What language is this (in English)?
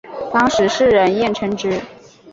Chinese